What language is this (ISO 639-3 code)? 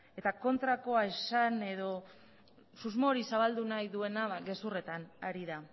eus